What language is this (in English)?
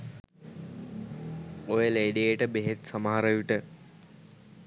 Sinhala